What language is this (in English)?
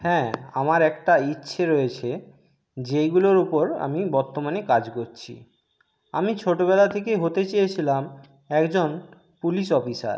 Bangla